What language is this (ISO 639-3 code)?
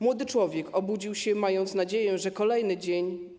pol